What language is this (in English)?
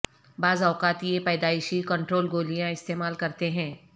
Urdu